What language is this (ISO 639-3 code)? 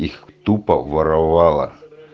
rus